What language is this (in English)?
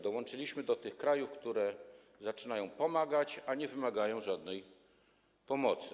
Polish